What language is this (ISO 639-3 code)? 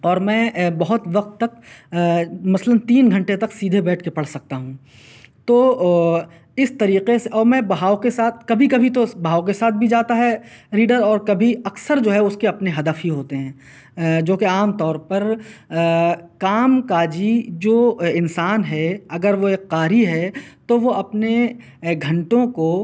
urd